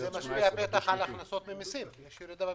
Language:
Hebrew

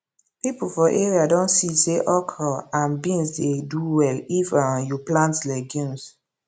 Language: Nigerian Pidgin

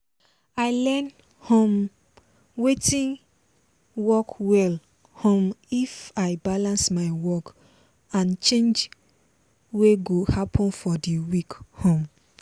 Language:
Nigerian Pidgin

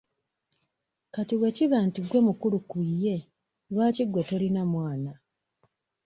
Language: Ganda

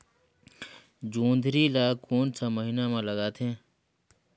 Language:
Chhattisgarhi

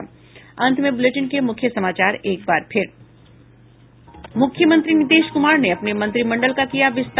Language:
Hindi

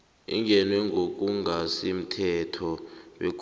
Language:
South Ndebele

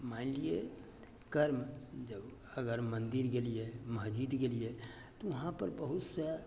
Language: Maithili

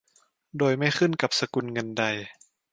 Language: Thai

